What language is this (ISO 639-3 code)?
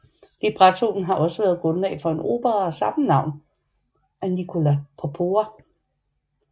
dan